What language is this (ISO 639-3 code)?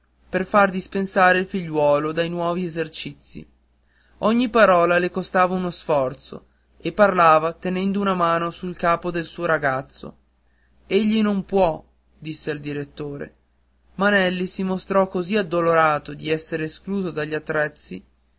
ita